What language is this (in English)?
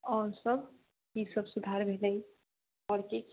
Maithili